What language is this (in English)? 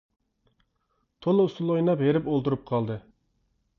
Uyghur